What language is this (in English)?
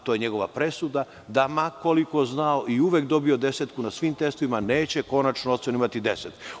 Serbian